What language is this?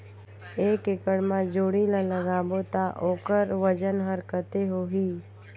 Chhattisgarhi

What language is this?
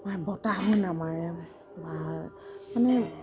Assamese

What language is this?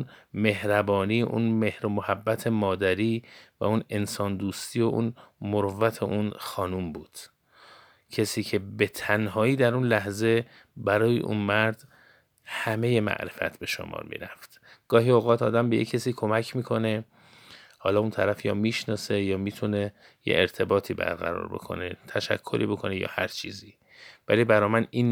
Persian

